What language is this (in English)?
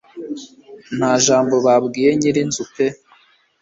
Kinyarwanda